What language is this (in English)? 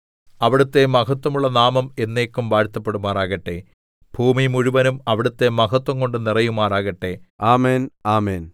Malayalam